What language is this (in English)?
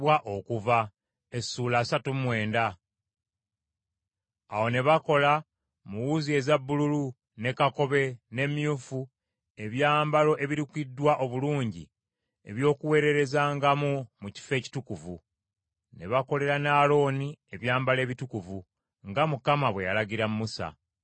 Ganda